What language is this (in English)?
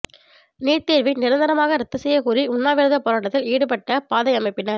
Tamil